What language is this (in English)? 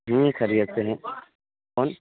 Urdu